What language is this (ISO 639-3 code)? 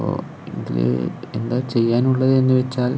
mal